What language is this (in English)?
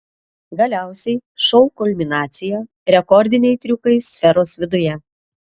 Lithuanian